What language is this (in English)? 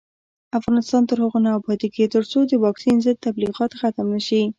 Pashto